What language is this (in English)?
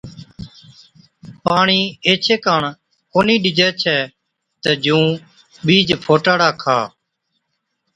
Od